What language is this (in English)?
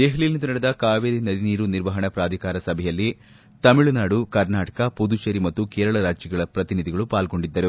Kannada